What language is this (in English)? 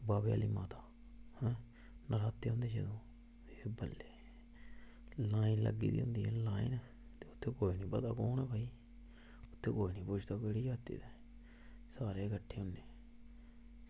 Dogri